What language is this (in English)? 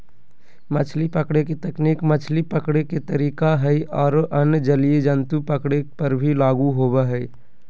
Magahi